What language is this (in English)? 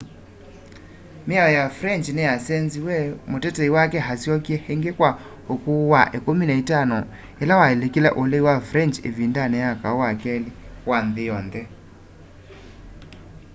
Kamba